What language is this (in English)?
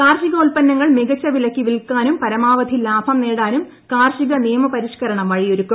Malayalam